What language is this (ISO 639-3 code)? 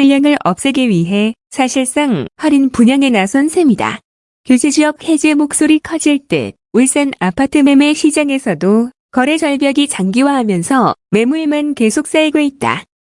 kor